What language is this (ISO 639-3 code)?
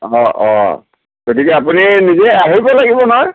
asm